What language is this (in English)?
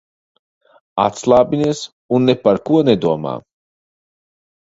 Latvian